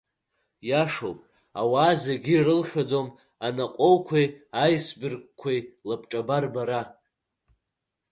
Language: Abkhazian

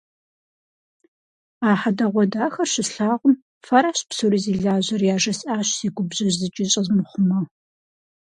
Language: Kabardian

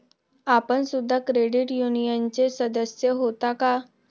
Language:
Marathi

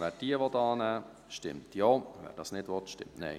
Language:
Swiss German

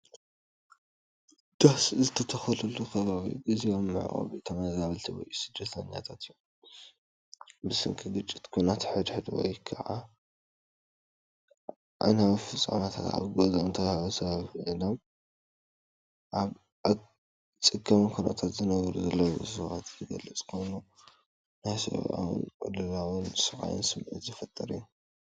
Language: Tigrinya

